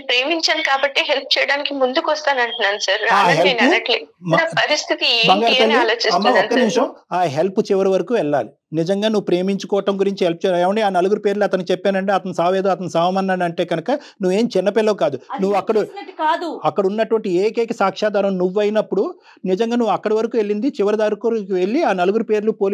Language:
Telugu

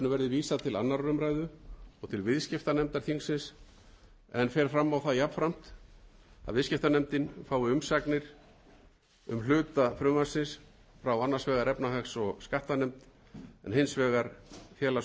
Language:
Icelandic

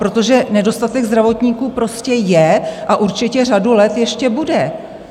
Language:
Czech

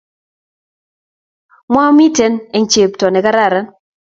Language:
Kalenjin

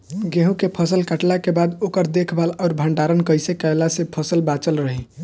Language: Bhojpuri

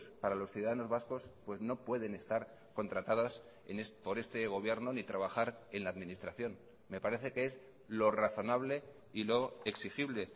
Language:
Spanish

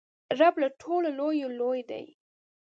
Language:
Pashto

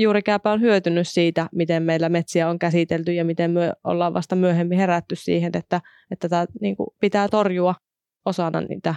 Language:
Finnish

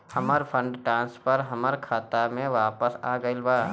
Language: Bhojpuri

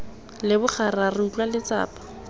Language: Tswana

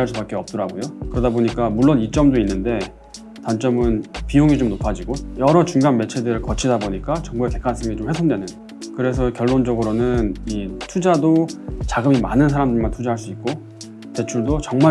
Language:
Korean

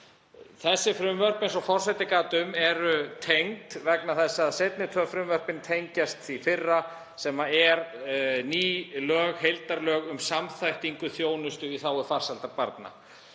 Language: Icelandic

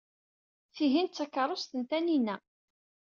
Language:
Kabyle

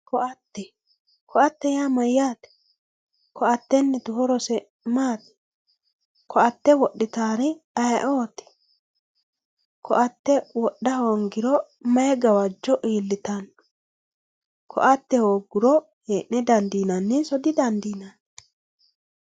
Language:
Sidamo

